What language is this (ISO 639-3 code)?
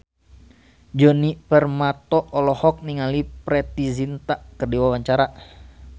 sun